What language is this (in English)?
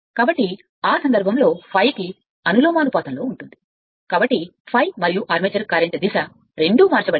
Telugu